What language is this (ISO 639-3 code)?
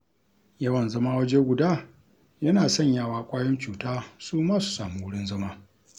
hau